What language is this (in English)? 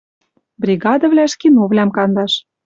Western Mari